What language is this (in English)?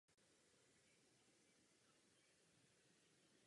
Czech